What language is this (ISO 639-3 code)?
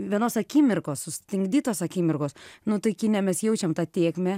lit